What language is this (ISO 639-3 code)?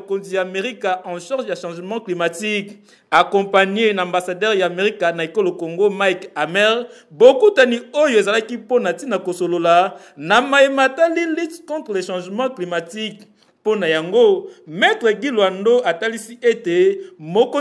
fra